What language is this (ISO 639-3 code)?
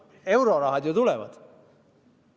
est